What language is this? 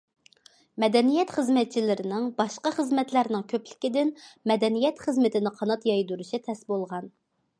Uyghur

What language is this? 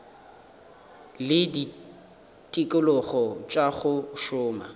Northern Sotho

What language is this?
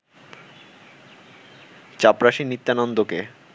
Bangla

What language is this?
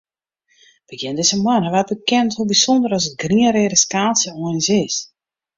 Western Frisian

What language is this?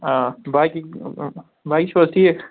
Kashmiri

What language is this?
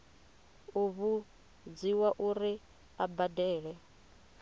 Venda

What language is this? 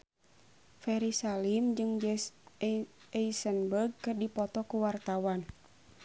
Sundanese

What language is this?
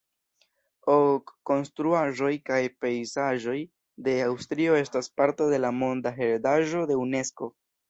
Esperanto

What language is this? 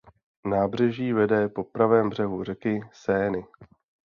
Czech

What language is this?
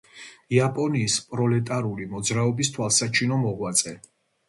Georgian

